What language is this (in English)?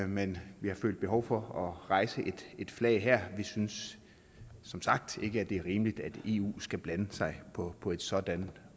Danish